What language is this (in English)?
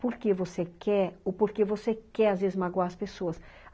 Portuguese